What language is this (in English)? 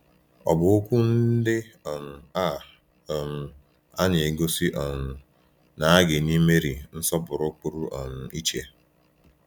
Igbo